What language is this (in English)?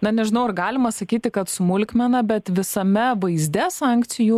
Lithuanian